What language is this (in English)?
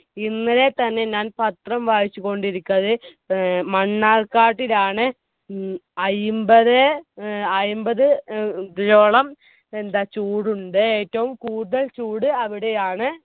Malayalam